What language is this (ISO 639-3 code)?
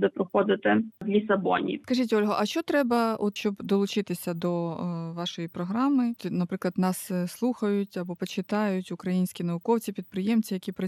ukr